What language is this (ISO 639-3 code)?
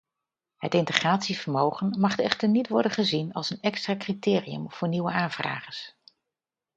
nld